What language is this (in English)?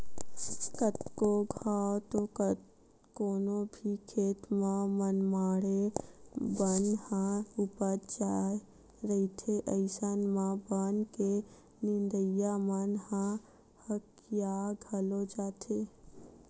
Chhattisgarhi